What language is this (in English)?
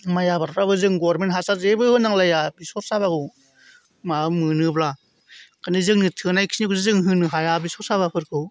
Bodo